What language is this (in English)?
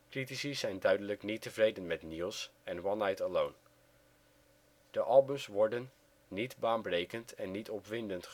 Dutch